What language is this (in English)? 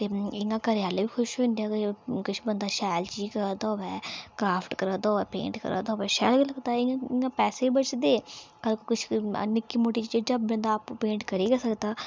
Dogri